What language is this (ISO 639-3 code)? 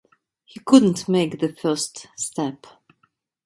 eng